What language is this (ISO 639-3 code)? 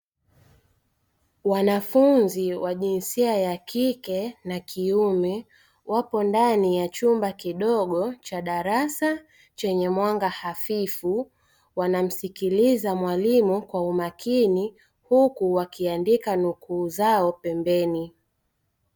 swa